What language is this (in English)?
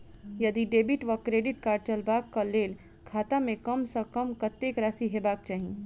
Maithili